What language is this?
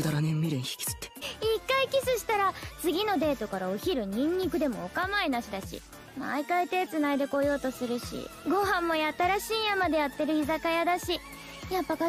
Japanese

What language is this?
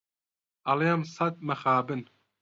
Central Kurdish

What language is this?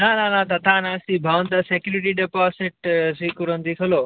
Sanskrit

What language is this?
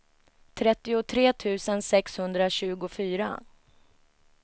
Swedish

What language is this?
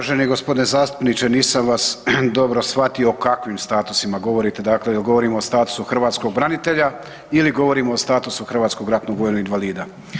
Croatian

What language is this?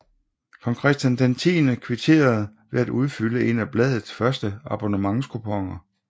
Danish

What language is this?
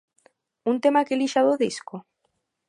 Galician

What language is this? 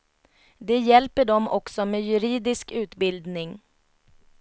Swedish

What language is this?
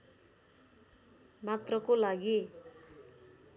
Nepali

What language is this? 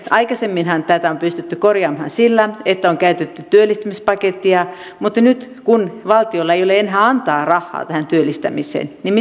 Finnish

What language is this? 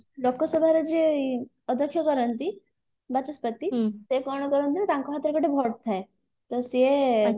Odia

